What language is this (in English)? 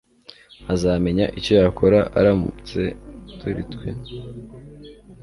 Kinyarwanda